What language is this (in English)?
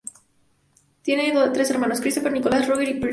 Spanish